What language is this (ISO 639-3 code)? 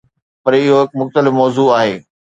snd